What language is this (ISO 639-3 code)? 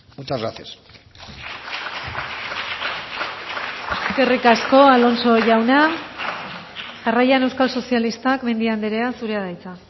eus